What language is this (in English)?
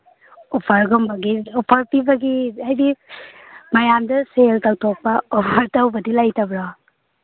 Manipuri